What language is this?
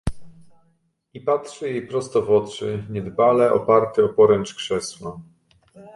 Polish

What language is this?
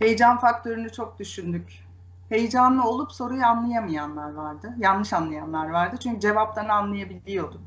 Turkish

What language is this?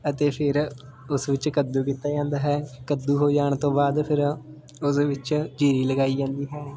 Punjabi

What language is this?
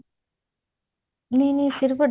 Punjabi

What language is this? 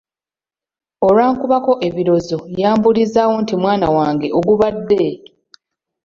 Ganda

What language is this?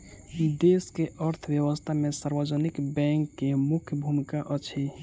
Maithili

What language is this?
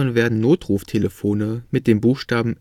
German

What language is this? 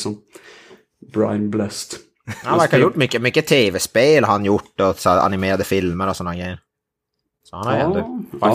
Swedish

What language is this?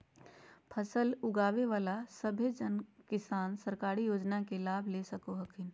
Magahi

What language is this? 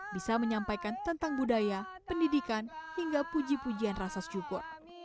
Indonesian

